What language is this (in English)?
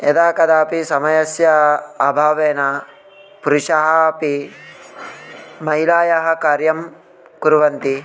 Sanskrit